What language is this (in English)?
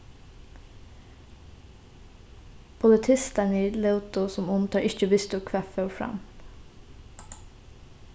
Faroese